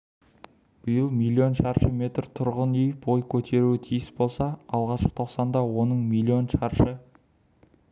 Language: Kazakh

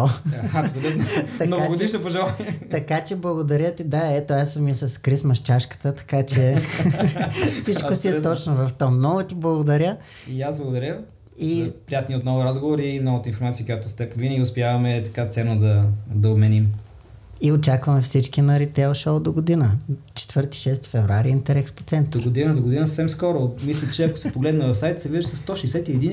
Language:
Bulgarian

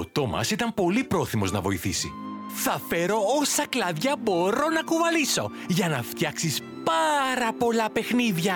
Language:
Greek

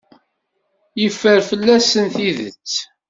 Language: Kabyle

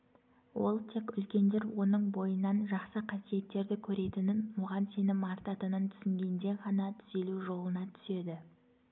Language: Kazakh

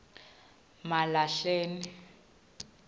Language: Swati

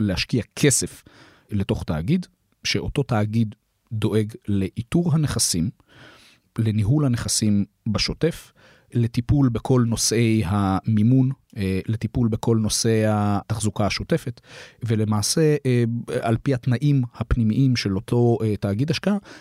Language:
Hebrew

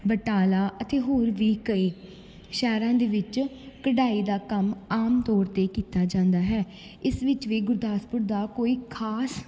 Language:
Punjabi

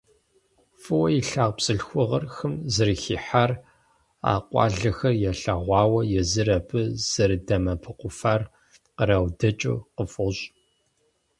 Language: Kabardian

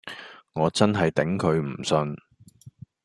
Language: Cantonese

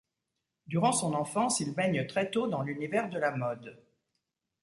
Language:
French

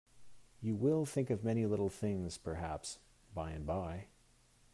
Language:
English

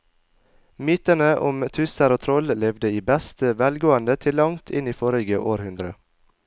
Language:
Norwegian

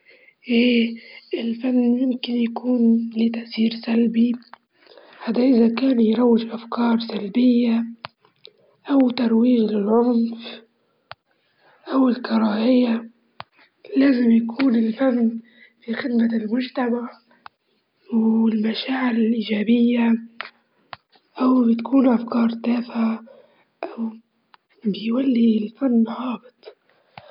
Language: Libyan Arabic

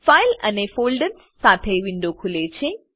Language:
Gujarati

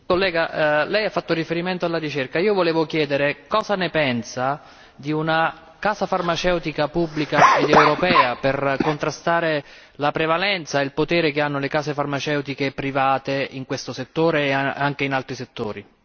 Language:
Italian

